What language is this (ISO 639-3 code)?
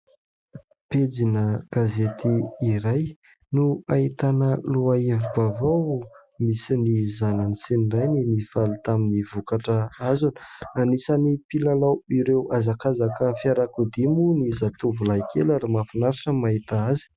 mlg